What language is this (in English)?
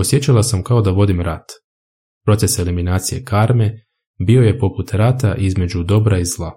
Croatian